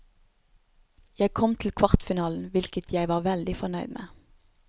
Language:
Norwegian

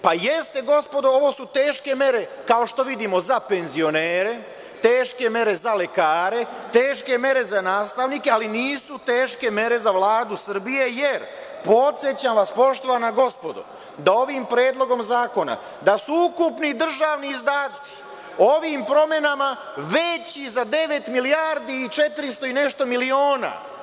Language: Serbian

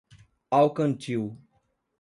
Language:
Portuguese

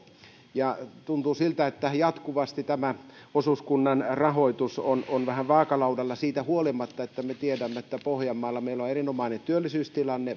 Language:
Finnish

